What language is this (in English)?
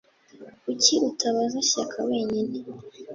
Kinyarwanda